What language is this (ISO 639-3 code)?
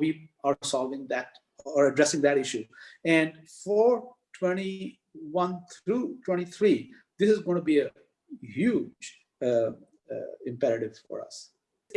eng